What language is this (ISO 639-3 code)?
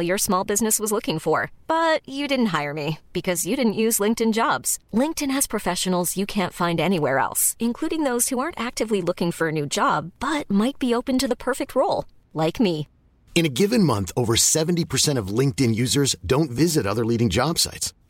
fil